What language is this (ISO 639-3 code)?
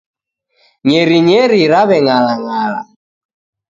dav